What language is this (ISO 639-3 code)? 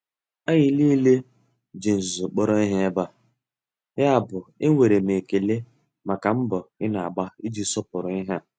ibo